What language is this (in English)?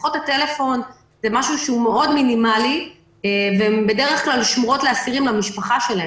Hebrew